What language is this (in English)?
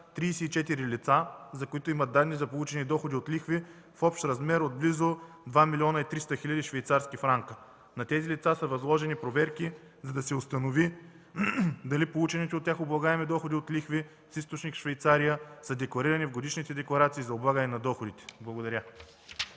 Bulgarian